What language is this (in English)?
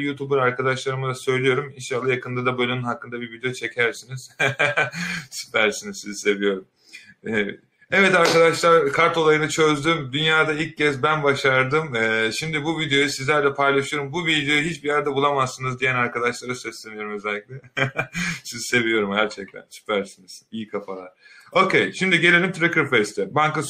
Turkish